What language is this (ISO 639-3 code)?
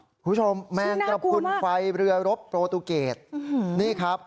tha